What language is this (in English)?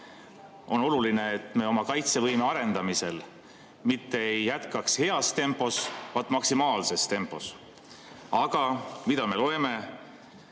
Estonian